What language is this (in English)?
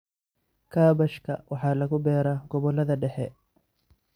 Somali